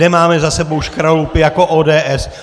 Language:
Czech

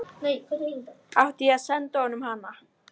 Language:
Icelandic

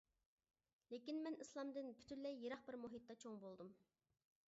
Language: Uyghur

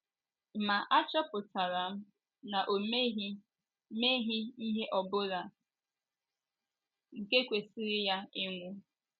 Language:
Igbo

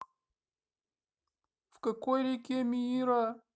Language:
Russian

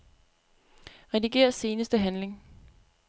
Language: Danish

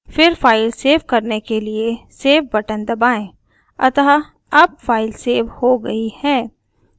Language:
Hindi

